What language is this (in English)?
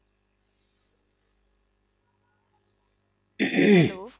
Punjabi